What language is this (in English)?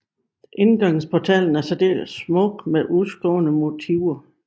Danish